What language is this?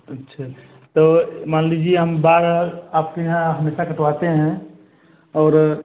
Hindi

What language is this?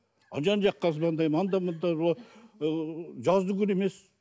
Kazakh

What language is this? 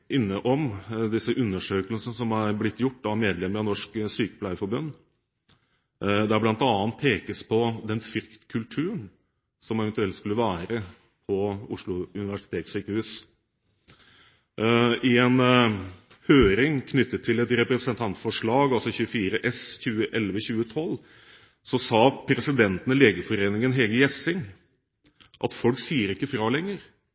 Norwegian Bokmål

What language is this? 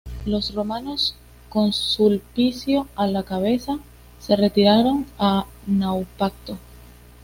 Spanish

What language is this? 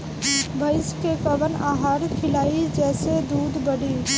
Bhojpuri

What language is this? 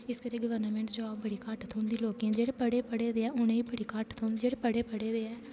Dogri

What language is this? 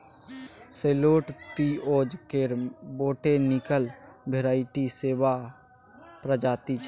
Maithili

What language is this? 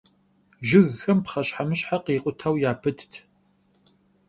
Kabardian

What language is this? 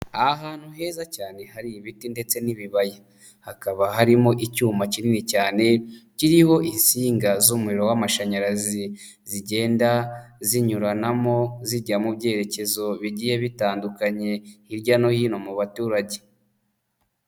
Kinyarwanda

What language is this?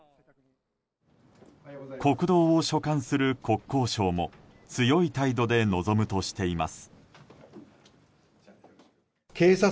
Japanese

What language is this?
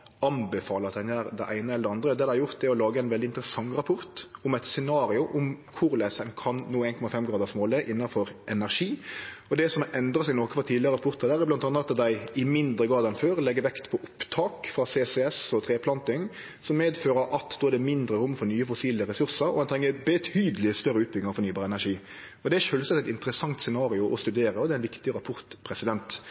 Norwegian Nynorsk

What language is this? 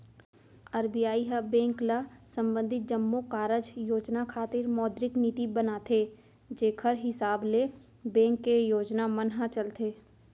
Chhattisgarhi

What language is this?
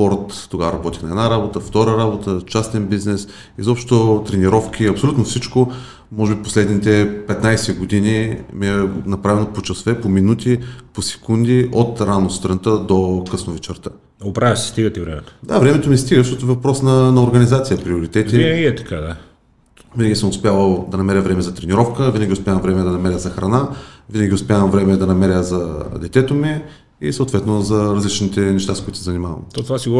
Bulgarian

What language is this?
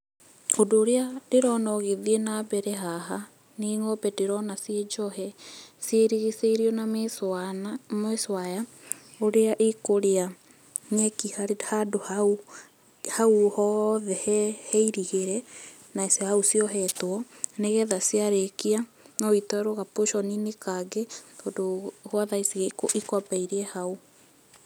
Kikuyu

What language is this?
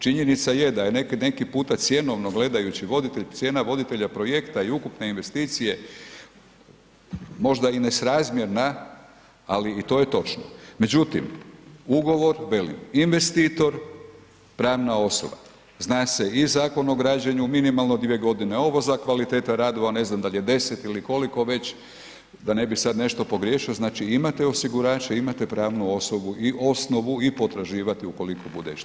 Croatian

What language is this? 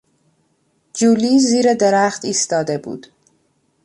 Persian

